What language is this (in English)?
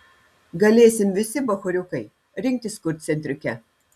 Lithuanian